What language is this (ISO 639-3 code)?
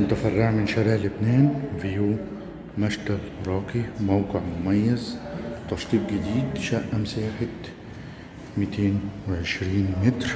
ara